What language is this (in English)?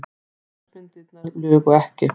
Icelandic